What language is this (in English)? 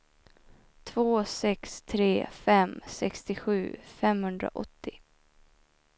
Swedish